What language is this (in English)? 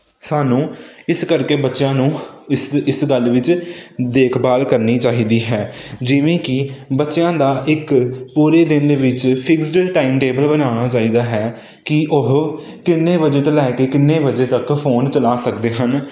Punjabi